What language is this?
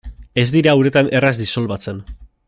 Basque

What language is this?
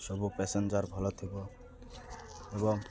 Odia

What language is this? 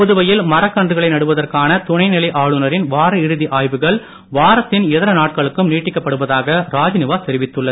Tamil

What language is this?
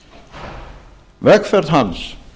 Icelandic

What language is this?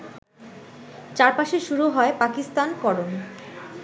Bangla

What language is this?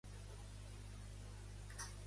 Catalan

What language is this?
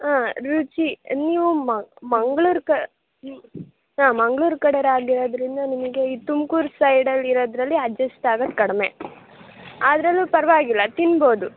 Kannada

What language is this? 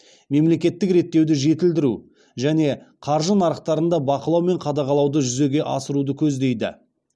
Kazakh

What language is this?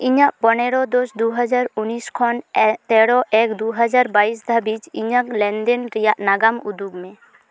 Santali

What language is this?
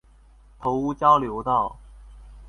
Chinese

